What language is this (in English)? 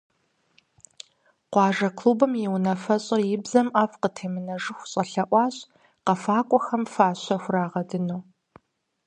Kabardian